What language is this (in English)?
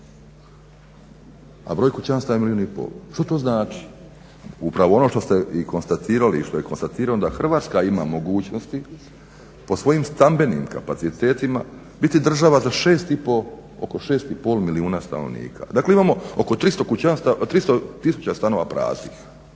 Croatian